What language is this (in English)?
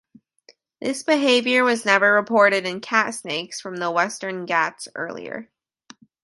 English